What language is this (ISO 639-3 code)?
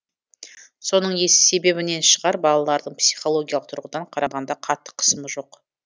kaz